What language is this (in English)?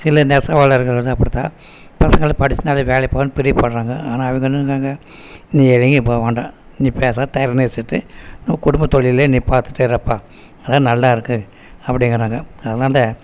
Tamil